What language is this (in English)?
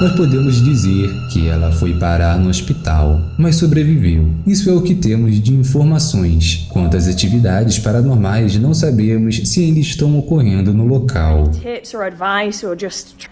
Portuguese